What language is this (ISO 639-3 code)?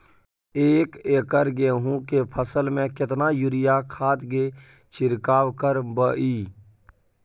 mai